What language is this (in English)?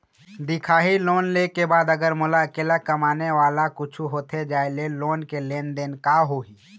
Chhattisgarhi